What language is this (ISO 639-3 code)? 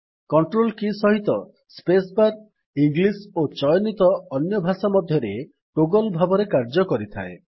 ori